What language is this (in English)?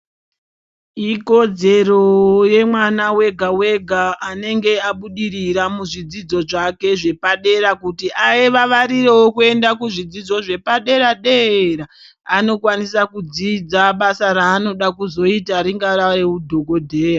Ndau